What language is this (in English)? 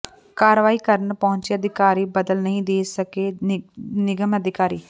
Punjabi